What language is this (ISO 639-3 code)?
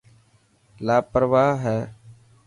mki